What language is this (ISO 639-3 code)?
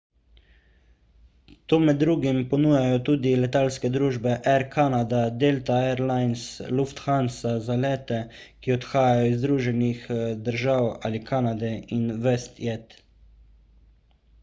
slv